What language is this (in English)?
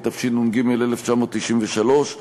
Hebrew